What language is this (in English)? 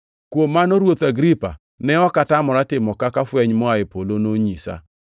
Luo (Kenya and Tanzania)